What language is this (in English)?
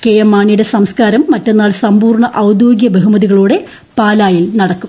Malayalam